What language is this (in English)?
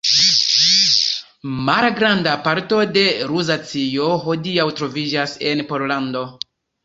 Esperanto